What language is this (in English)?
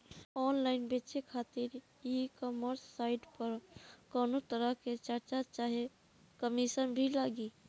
Bhojpuri